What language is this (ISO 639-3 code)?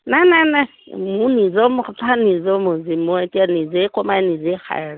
asm